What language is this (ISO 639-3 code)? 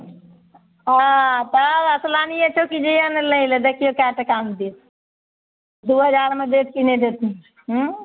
mai